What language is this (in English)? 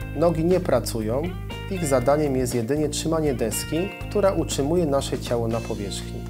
Polish